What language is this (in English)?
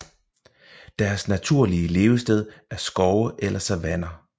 Danish